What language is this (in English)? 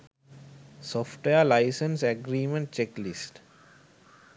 Sinhala